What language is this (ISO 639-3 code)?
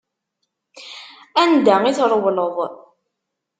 kab